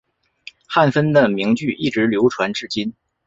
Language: Chinese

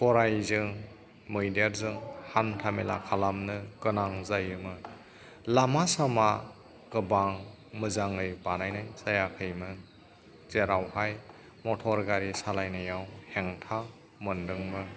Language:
Bodo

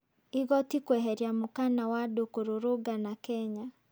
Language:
Kikuyu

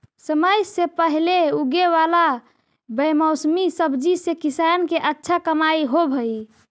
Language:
Magahi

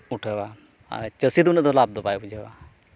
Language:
Santali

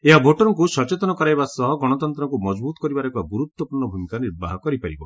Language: Odia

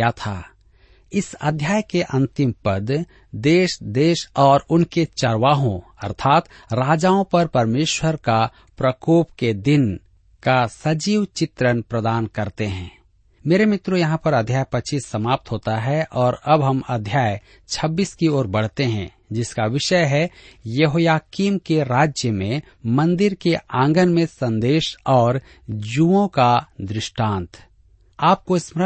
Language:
Hindi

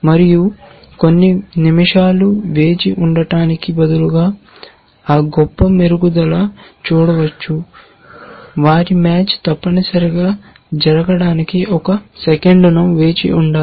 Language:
Telugu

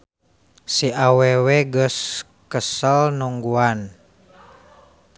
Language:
Sundanese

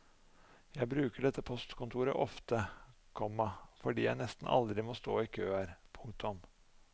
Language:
Norwegian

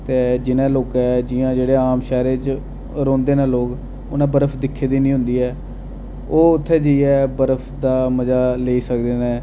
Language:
Dogri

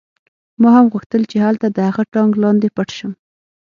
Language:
Pashto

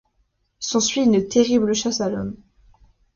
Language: French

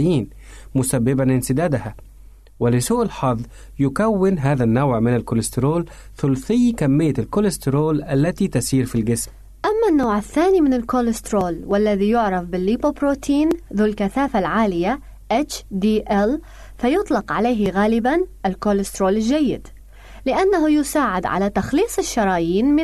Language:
Arabic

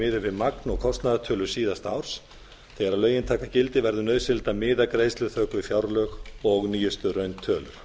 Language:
Icelandic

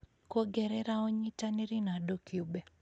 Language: Kikuyu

